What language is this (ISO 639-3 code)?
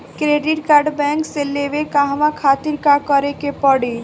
bho